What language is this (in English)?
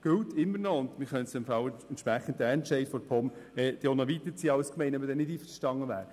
Swiss German